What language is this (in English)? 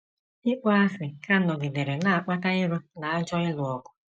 Igbo